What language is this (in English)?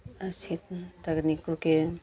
Hindi